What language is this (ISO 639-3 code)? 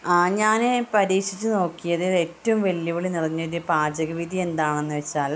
mal